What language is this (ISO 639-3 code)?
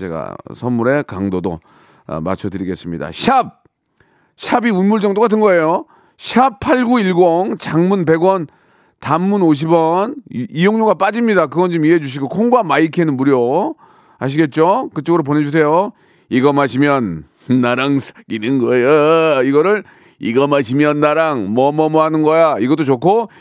kor